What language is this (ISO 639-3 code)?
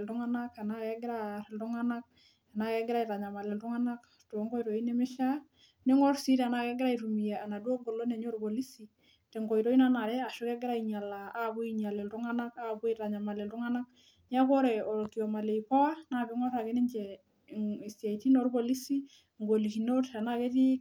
mas